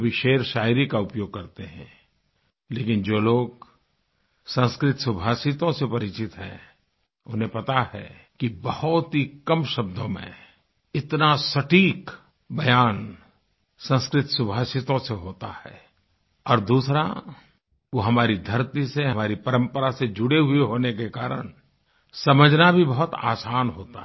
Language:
Hindi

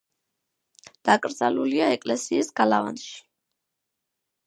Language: Georgian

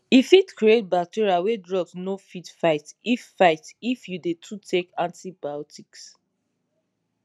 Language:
Nigerian Pidgin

